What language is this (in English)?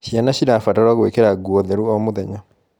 Kikuyu